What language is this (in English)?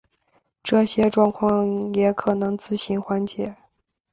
Chinese